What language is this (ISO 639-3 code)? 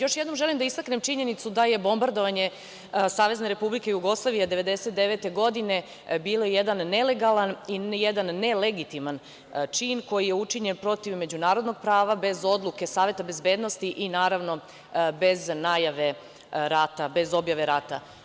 srp